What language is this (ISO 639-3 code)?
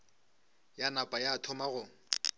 nso